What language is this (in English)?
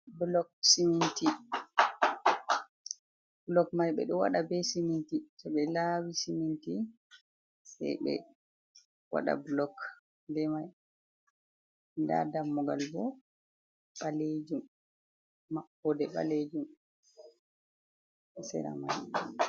Fula